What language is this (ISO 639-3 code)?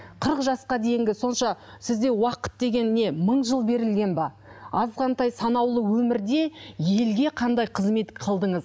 kaz